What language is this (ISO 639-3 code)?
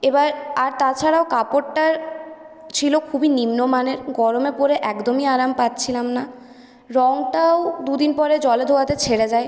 ben